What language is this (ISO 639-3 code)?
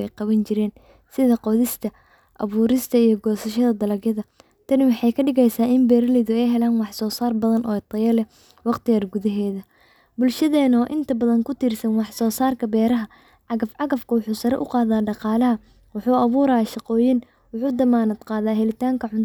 som